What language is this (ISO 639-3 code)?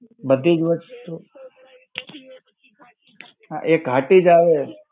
guj